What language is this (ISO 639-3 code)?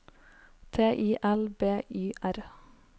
nor